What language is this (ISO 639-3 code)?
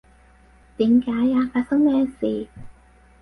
yue